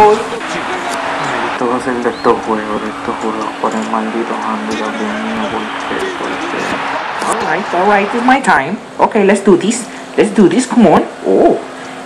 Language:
Spanish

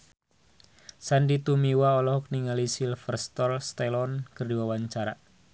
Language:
Sundanese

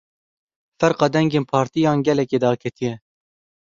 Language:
Kurdish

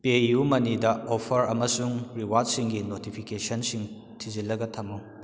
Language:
Manipuri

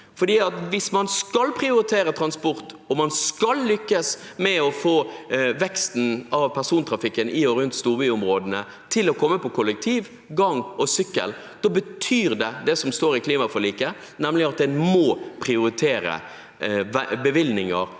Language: Norwegian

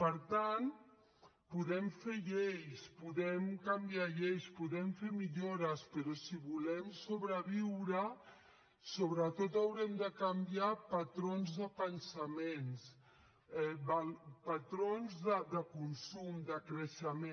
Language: Catalan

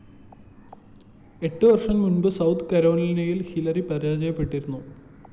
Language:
Malayalam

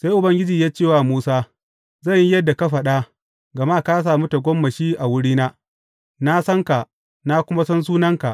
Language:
Hausa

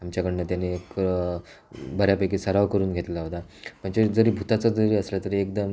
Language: Marathi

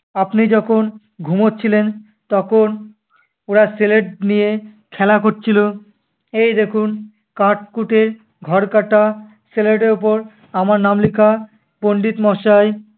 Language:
Bangla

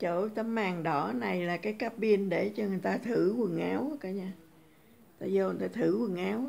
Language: Vietnamese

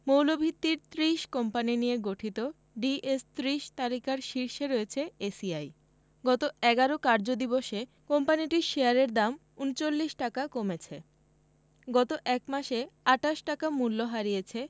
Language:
Bangla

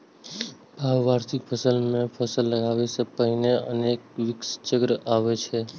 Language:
Maithili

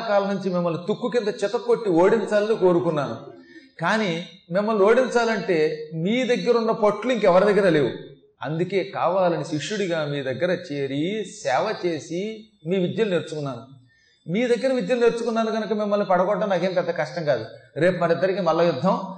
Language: Telugu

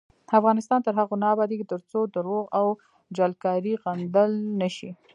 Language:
Pashto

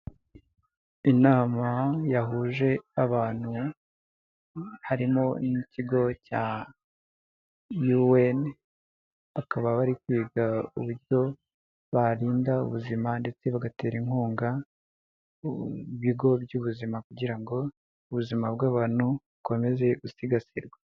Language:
Kinyarwanda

